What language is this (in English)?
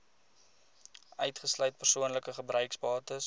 Afrikaans